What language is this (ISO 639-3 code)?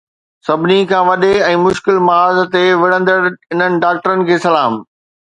snd